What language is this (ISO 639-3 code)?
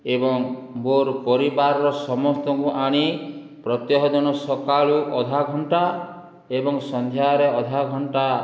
ori